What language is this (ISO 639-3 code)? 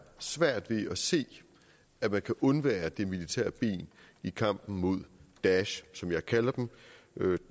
dan